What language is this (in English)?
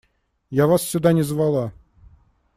Russian